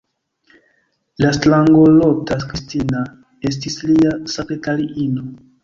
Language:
Esperanto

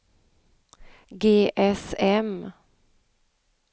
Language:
Swedish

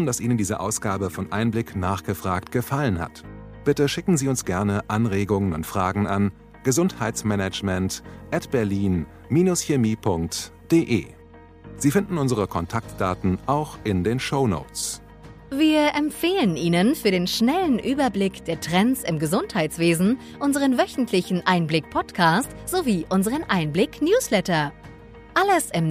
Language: German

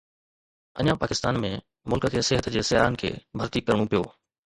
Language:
Sindhi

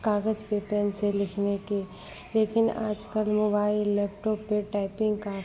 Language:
Hindi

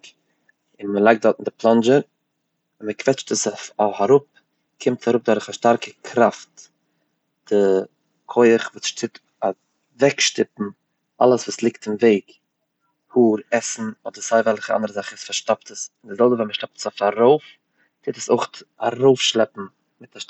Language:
Yiddish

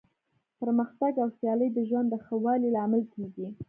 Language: Pashto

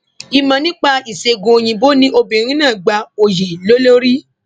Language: Yoruba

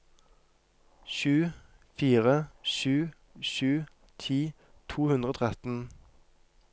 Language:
Norwegian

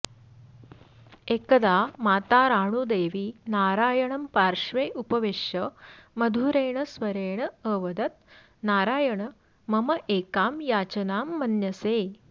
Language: Sanskrit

